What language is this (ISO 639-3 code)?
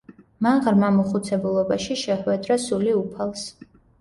kat